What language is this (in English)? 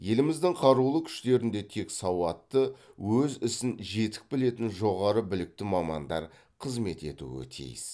Kazakh